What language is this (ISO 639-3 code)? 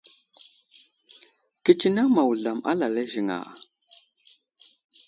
udl